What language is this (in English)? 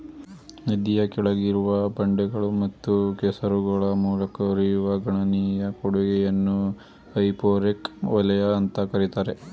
Kannada